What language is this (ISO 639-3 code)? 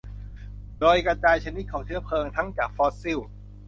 tha